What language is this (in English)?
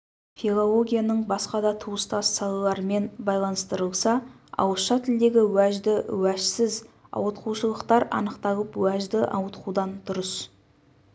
Kazakh